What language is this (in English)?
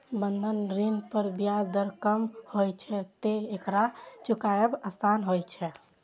Maithili